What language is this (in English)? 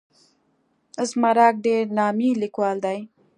Pashto